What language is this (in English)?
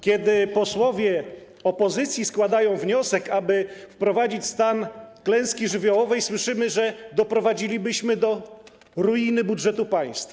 Polish